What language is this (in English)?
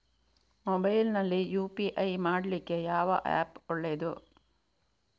Kannada